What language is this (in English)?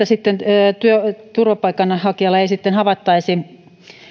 Finnish